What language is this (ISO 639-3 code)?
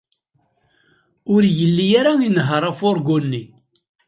kab